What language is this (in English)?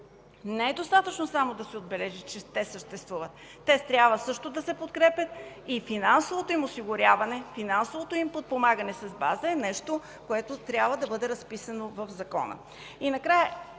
Bulgarian